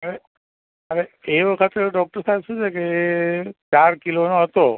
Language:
Gujarati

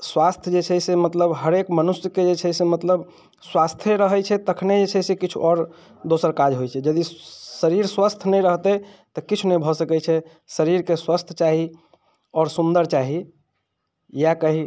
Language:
Maithili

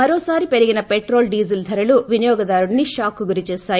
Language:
Telugu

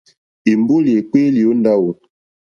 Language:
Mokpwe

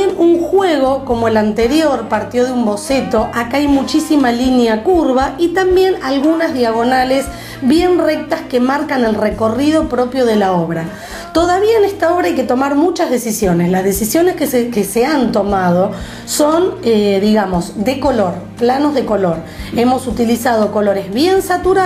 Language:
Spanish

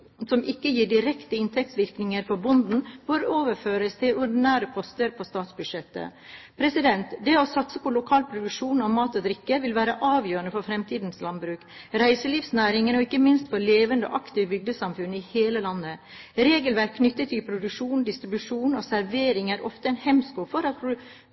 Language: Norwegian Bokmål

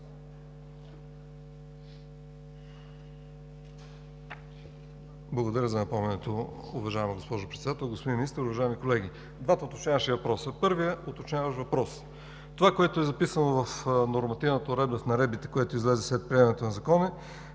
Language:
Bulgarian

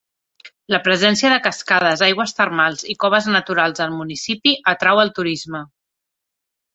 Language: Catalan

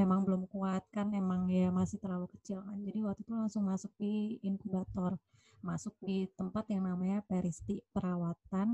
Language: Indonesian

